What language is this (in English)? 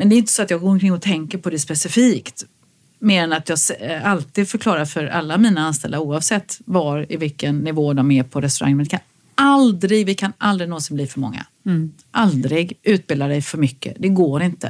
Swedish